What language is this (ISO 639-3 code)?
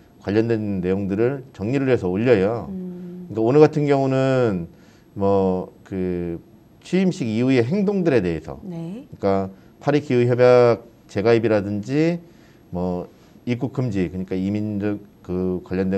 kor